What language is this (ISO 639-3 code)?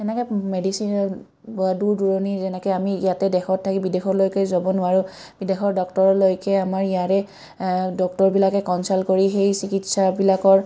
asm